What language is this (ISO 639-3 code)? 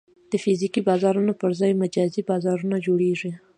pus